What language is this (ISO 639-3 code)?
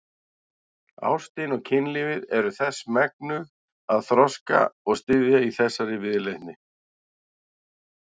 isl